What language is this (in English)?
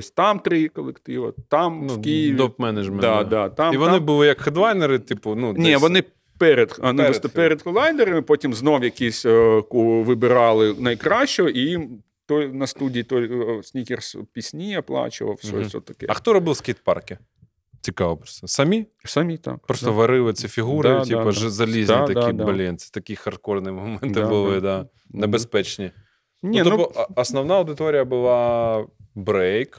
Ukrainian